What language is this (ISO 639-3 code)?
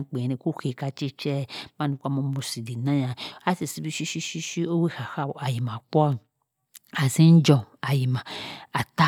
mfn